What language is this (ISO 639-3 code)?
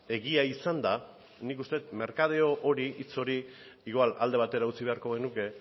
eus